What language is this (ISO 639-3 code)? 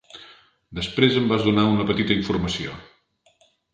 cat